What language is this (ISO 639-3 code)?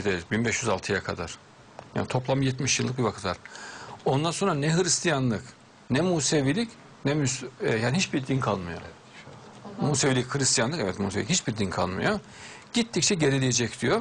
tur